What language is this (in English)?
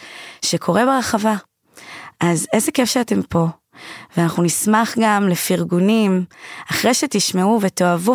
Hebrew